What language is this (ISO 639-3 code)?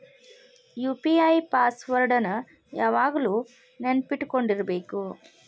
kan